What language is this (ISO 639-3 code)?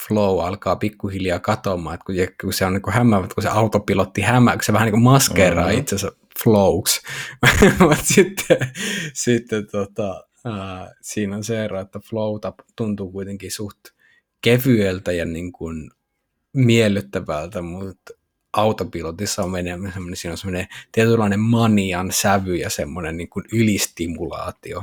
fin